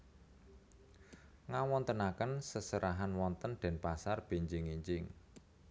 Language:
Javanese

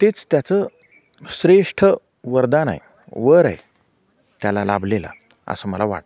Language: Marathi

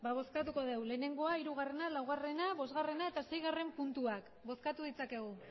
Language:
Basque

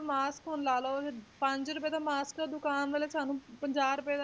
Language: Punjabi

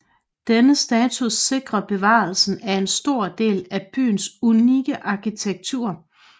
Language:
Danish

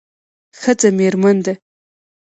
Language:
Pashto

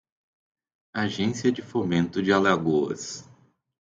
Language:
Portuguese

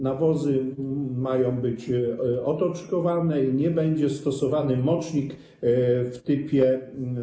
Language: Polish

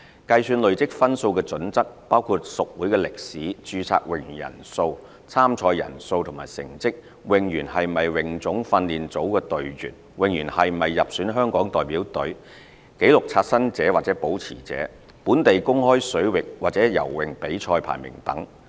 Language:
Cantonese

